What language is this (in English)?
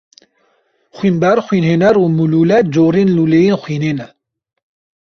Kurdish